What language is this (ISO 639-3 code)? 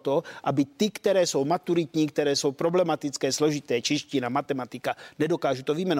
ces